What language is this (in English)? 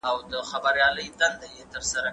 Pashto